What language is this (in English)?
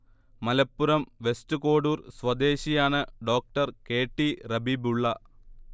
Malayalam